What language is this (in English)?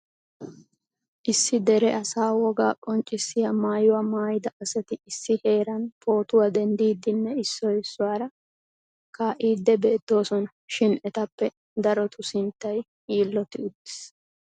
Wolaytta